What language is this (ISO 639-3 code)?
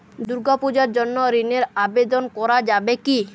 ben